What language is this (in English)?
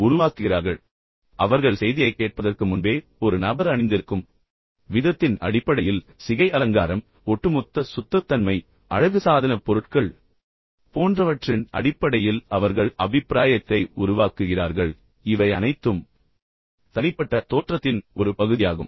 Tamil